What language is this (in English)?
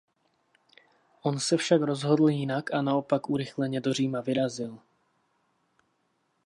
Czech